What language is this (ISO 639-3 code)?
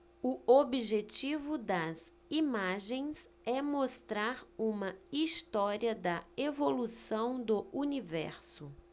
por